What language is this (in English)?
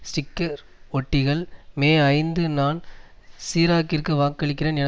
Tamil